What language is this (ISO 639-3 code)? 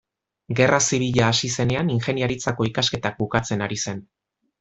eus